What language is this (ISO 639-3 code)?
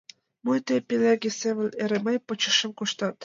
chm